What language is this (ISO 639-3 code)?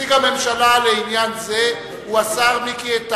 heb